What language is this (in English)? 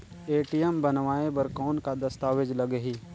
Chhattisgarhi